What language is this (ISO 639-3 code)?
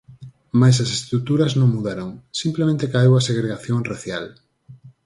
glg